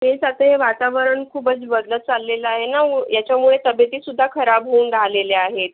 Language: Marathi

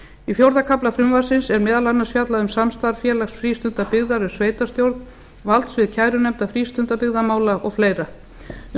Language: Icelandic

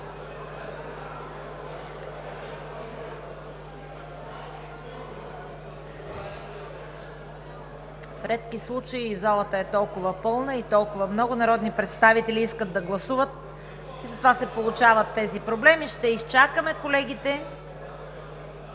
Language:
Bulgarian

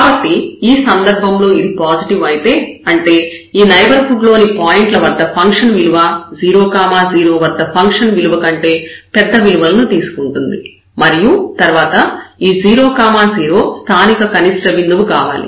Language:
Telugu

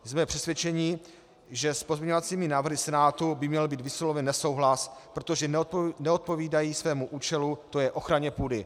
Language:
Czech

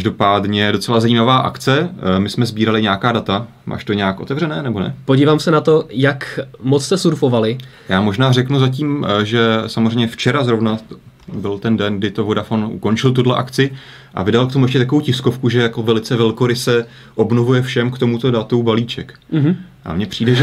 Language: Czech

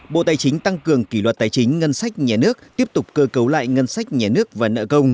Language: Vietnamese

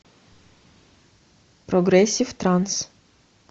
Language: Russian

